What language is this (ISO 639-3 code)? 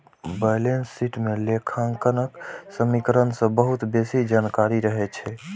mai